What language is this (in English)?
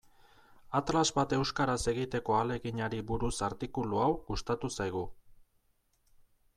Basque